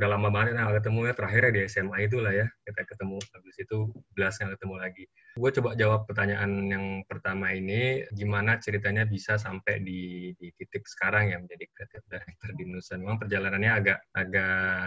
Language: Indonesian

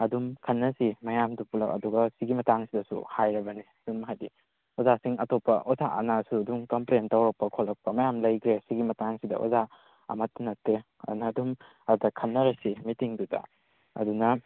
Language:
Manipuri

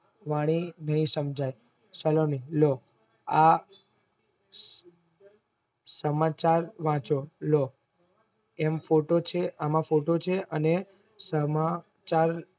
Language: Gujarati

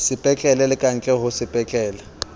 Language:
Southern Sotho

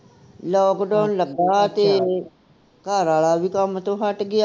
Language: Punjabi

